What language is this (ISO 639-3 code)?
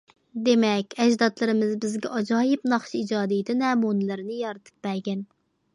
uig